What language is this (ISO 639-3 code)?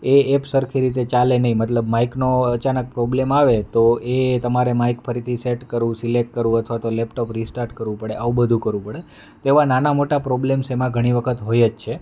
guj